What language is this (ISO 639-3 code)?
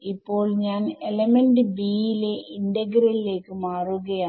mal